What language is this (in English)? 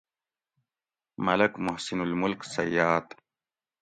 Gawri